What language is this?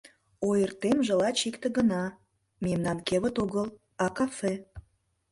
Mari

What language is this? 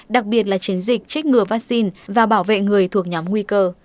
Vietnamese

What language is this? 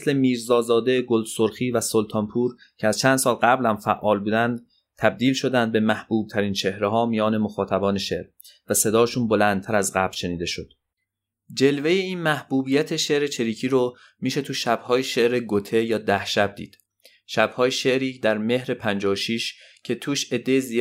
Persian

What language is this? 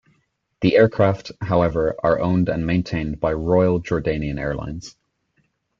English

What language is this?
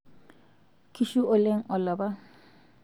Masai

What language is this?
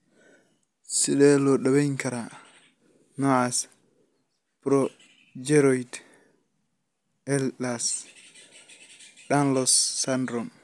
Somali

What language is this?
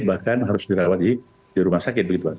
Indonesian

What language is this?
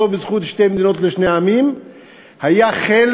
Hebrew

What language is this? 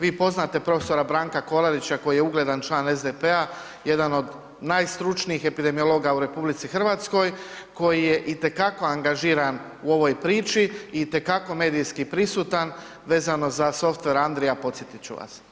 Croatian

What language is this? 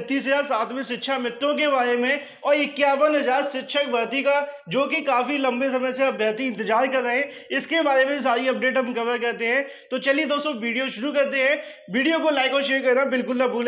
Hindi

